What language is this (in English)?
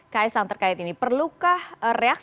Indonesian